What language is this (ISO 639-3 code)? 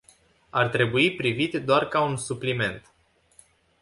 ron